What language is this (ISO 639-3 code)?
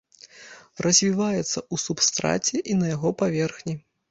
bel